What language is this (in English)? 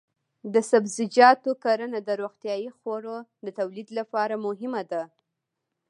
Pashto